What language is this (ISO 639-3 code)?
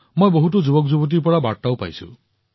asm